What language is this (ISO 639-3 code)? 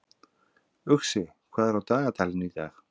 isl